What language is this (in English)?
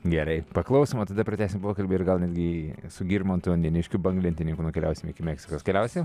Lithuanian